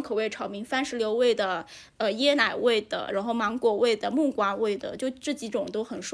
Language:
Chinese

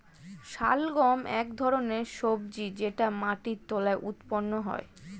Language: Bangla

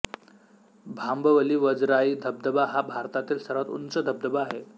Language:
Marathi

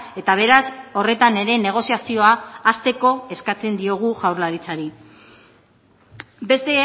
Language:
Basque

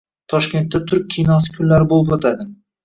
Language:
Uzbek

